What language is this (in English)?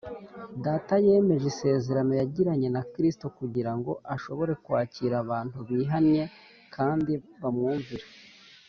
Kinyarwanda